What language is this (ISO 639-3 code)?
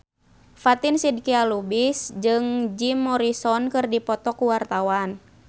sun